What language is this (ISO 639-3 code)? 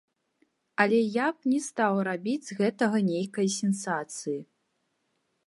bel